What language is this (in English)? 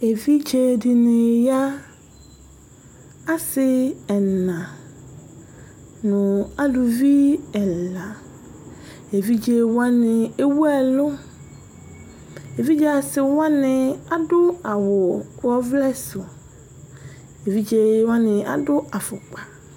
Ikposo